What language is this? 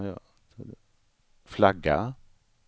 Swedish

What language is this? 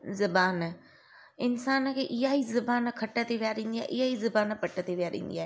Sindhi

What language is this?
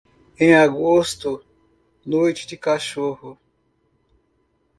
Portuguese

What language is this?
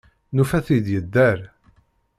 Kabyle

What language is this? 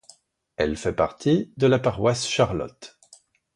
French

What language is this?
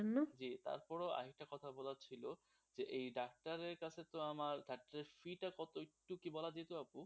Bangla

